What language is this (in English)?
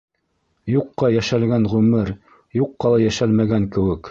Bashkir